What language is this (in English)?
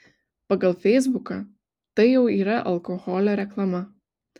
Lithuanian